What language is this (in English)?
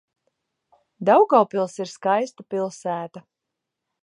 Latvian